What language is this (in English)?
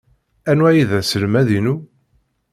Kabyle